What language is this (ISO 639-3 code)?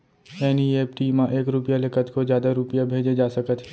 hne